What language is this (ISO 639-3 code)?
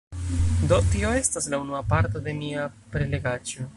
epo